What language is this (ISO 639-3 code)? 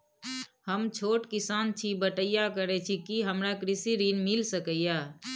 mai